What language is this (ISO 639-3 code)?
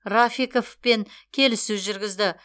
kaz